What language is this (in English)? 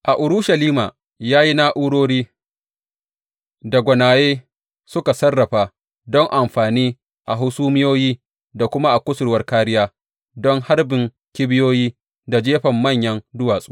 Hausa